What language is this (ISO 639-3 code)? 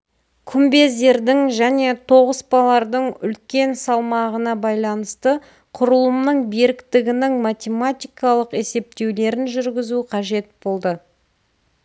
kaz